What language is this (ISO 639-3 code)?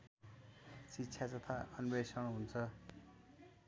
nep